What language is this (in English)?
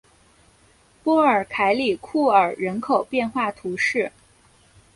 Chinese